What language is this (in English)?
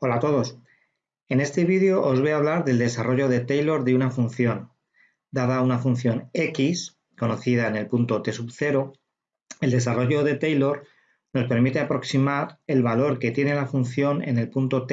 Spanish